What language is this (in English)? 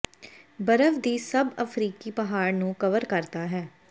Punjabi